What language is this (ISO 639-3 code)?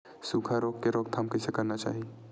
hne